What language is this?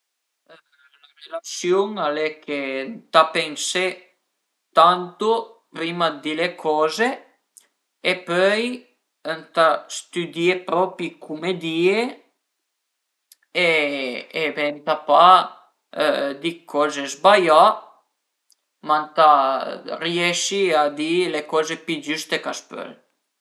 Piedmontese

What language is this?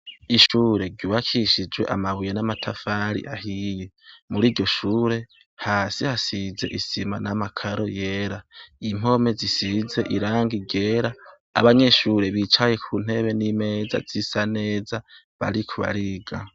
Rundi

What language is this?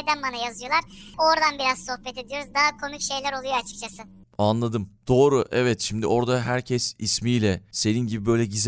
Turkish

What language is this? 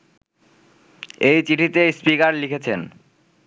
Bangla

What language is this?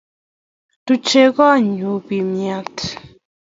Kalenjin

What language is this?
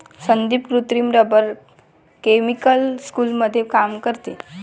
Marathi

